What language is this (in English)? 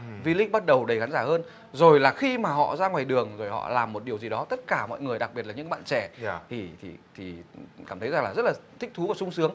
Vietnamese